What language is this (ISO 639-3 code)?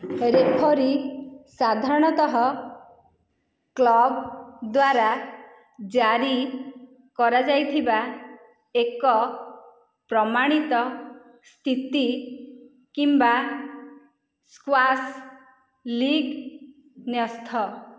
ori